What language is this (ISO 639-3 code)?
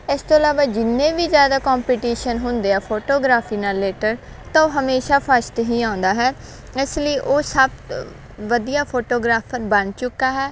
pan